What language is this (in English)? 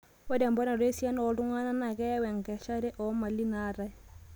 Masai